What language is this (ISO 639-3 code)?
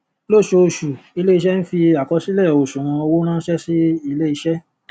yor